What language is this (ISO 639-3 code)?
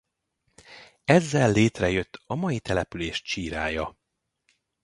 hun